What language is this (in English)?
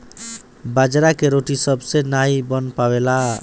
Bhojpuri